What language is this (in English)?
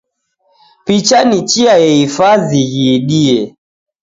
Taita